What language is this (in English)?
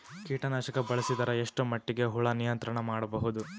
Kannada